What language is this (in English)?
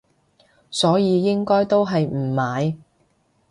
Cantonese